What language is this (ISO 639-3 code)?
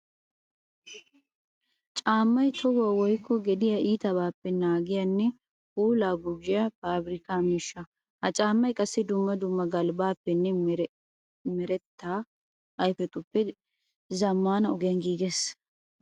wal